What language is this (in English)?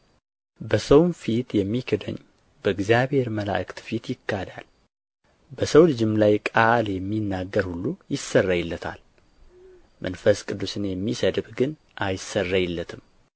Amharic